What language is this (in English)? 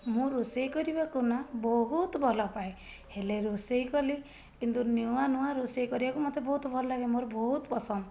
Odia